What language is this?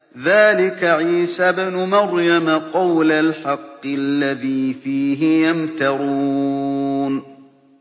Arabic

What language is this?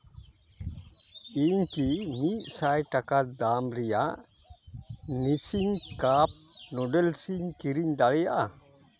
Santali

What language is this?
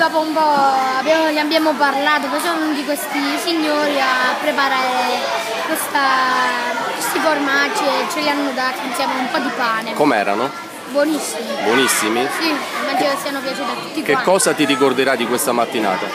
Italian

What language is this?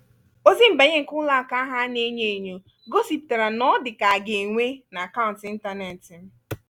Igbo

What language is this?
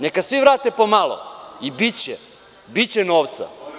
Serbian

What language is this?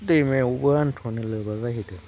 Bodo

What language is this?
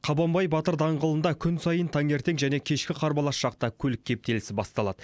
Kazakh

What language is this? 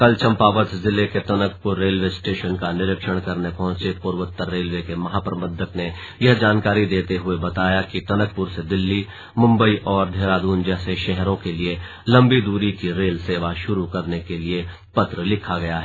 Hindi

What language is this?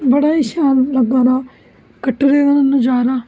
Dogri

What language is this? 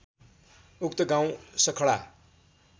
Nepali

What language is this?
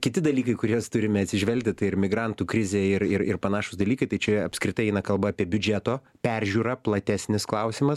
Lithuanian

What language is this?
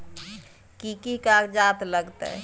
Maithili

